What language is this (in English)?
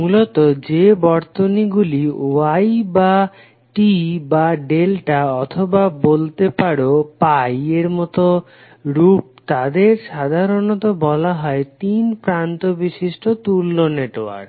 Bangla